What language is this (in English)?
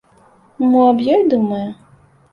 Belarusian